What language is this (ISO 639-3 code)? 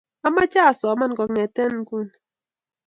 kln